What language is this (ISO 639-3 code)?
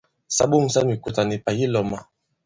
abb